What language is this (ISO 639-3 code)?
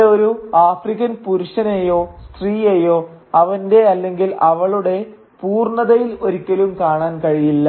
mal